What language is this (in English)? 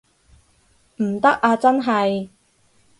Cantonese